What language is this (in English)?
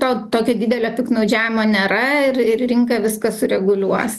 Lithuanian